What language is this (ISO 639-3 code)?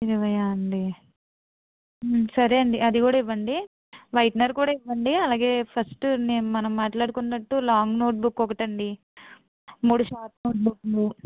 tel